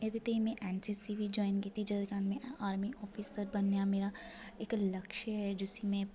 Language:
Dogri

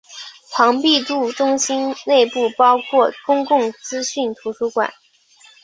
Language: Chinese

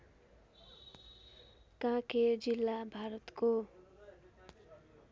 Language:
Nepali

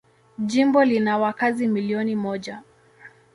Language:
Swahili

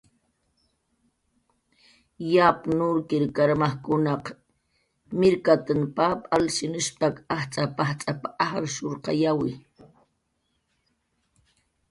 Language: Jaqaru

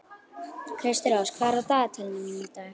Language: Icelandic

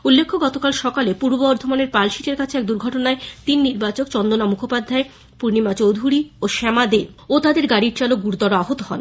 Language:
Bangla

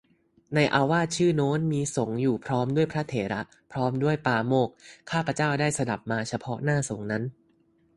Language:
Thai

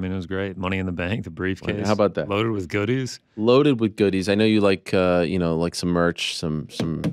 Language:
English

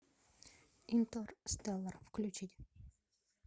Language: Russian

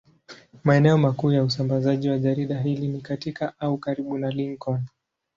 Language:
Swahili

